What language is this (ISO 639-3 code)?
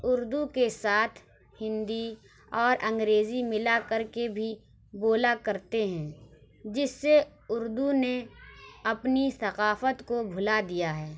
urd